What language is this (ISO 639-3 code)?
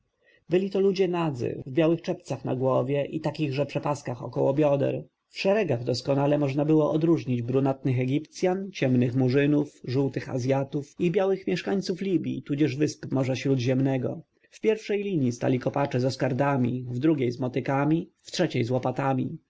pol